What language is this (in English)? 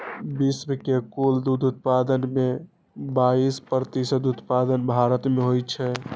Maithili